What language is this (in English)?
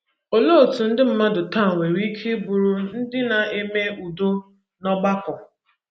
Igbo